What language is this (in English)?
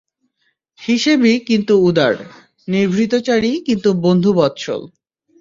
Bangla